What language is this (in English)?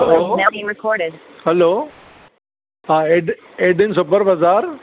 Sindhi